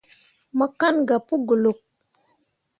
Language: Mundang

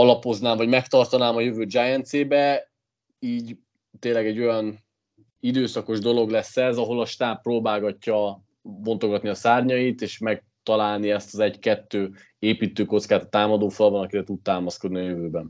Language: Hungarian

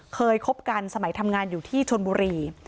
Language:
Thai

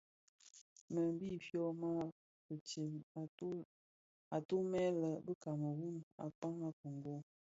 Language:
Bafia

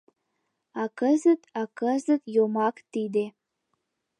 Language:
Mari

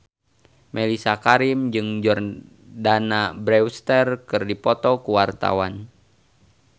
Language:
Sundanese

